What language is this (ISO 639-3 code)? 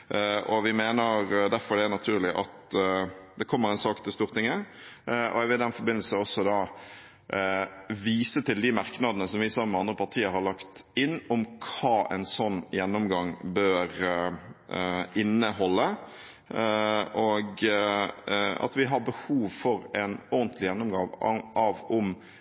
nob